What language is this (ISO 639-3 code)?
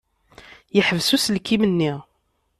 kab